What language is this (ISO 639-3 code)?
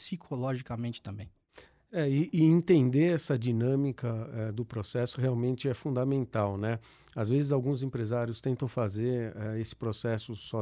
por